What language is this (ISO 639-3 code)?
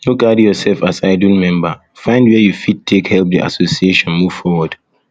pcm